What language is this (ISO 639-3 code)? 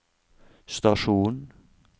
nor